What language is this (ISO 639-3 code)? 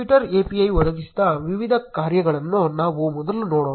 kan